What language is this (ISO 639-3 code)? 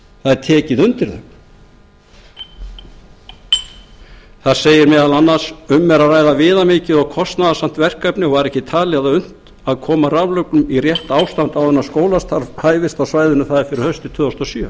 isl